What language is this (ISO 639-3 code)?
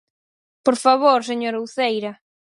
glg